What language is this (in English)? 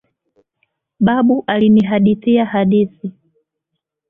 Swahili